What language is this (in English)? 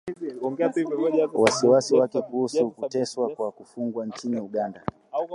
Swahili